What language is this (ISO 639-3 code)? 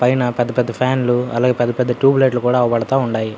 tel